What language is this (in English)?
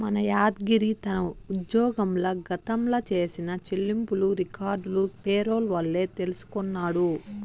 Telugu